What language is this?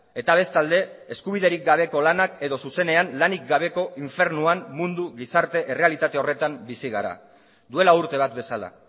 Basque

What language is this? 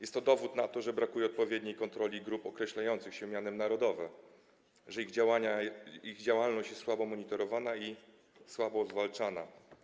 Polish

